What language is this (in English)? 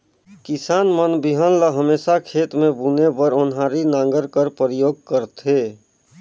Chhattisgarhi